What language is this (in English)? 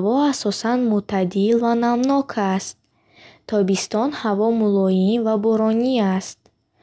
Bukharic